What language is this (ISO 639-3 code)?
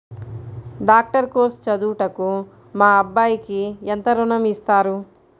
tel